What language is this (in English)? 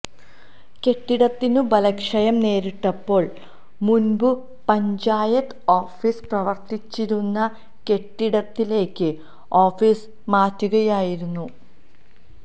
Malayalam